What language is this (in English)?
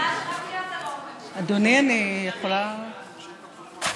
Hebrew